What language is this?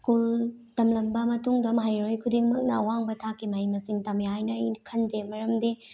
Manipuri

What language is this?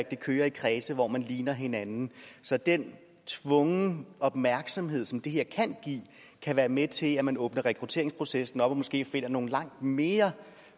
Danish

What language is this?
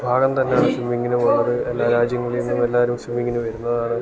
Malayalam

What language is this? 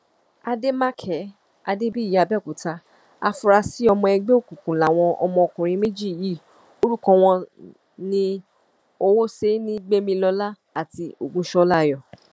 Yoruba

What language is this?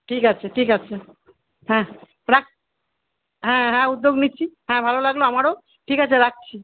Bangla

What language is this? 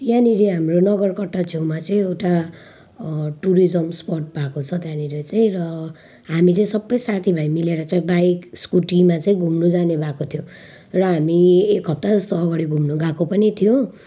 Nepali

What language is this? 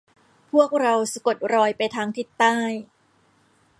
Thai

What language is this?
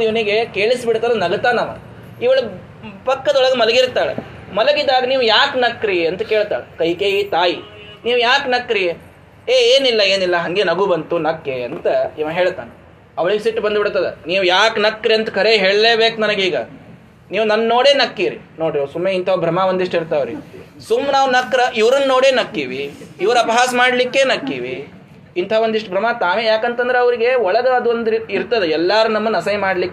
Kannada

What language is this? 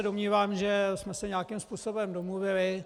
Czech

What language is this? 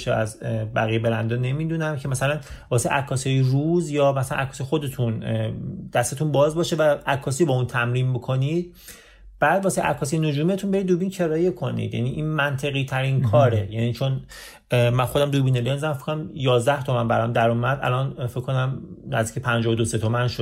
Persian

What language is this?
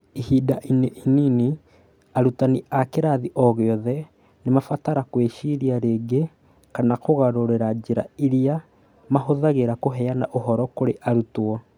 Kikuyu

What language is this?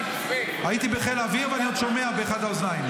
Hebrew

